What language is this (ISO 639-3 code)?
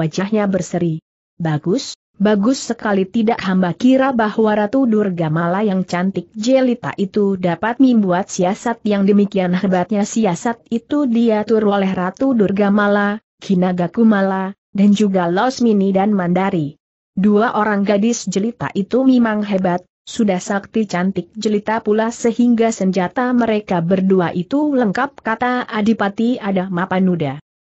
ind